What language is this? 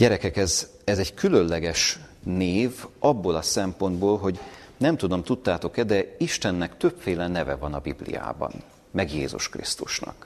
Hungarian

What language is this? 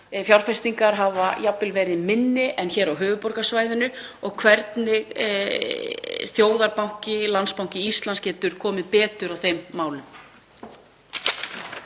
Icelandic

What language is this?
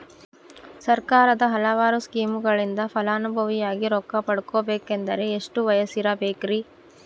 Kannada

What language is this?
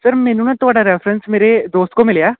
Punjabi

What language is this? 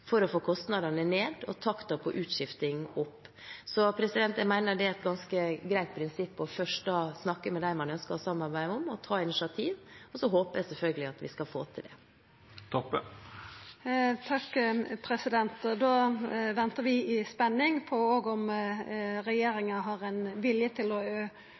Norwegian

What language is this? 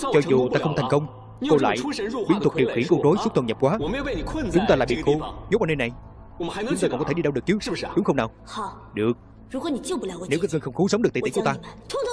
Vietnamese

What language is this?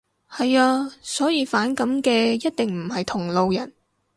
Cantonese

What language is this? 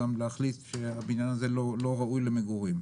Hebrew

